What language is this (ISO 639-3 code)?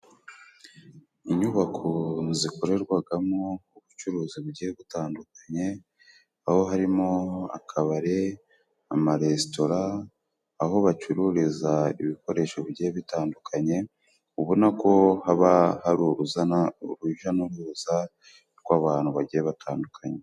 kin